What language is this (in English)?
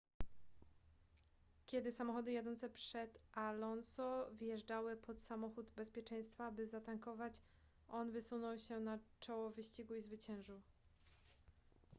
Polish